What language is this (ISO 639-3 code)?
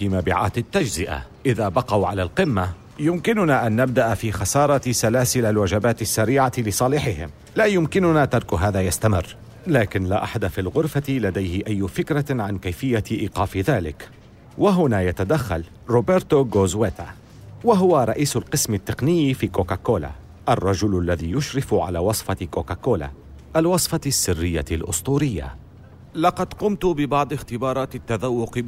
ara